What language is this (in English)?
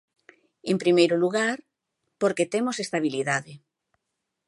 Galician